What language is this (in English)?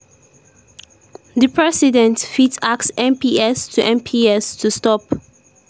Nigerian Pidgin